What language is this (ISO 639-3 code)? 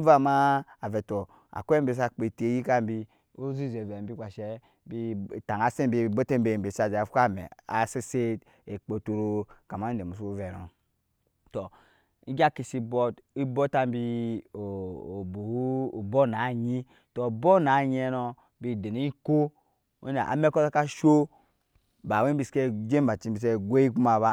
yes